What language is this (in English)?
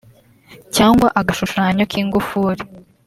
Kinyarwanda